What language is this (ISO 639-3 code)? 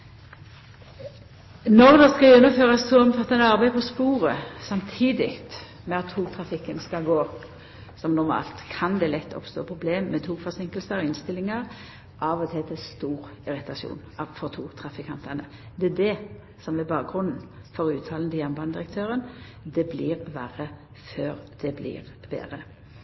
nno